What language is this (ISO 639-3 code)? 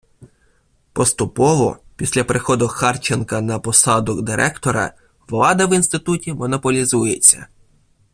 ukr